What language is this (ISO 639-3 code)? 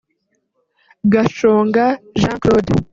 kin